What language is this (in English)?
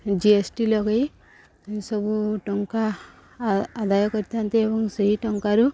Odia